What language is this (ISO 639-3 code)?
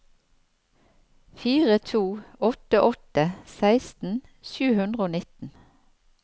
nor